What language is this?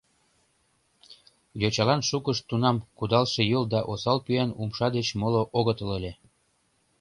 Mari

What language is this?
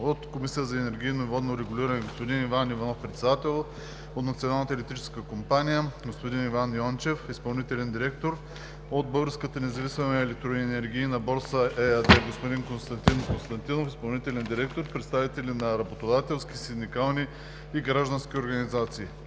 Bulgarian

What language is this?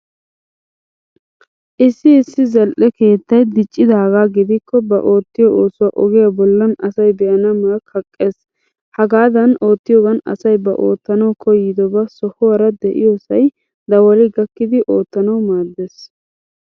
Wolaytta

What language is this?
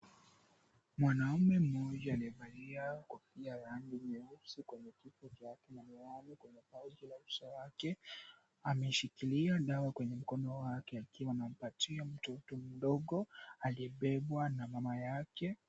Swahili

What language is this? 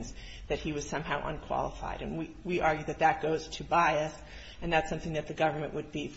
English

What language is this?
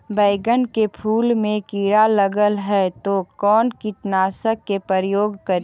Magahi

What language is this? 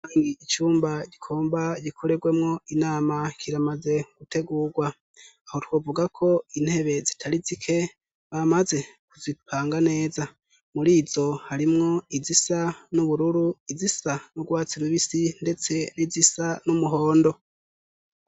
Rundi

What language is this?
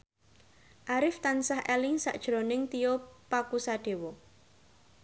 Javanese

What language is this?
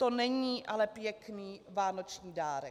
Czech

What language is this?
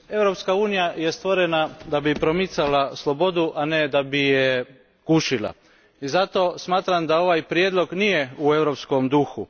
Croatian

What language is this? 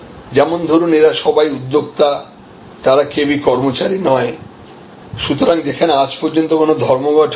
Bangla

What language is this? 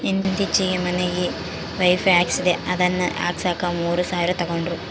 Kannada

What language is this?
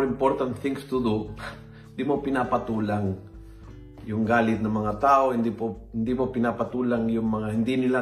Filipino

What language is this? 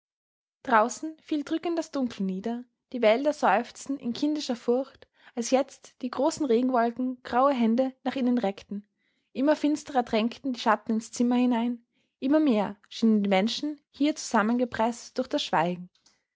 German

